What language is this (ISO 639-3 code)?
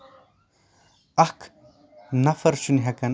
kas